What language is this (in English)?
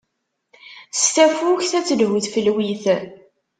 Kabyle